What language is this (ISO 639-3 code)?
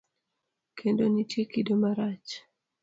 luo